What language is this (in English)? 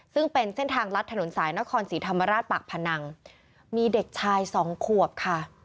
Thai